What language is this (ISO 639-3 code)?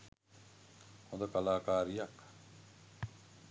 sin